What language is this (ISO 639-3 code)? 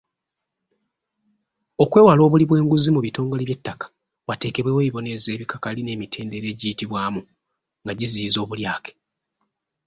lug